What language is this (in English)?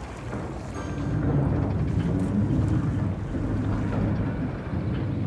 German